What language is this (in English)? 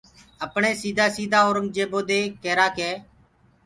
Gurgula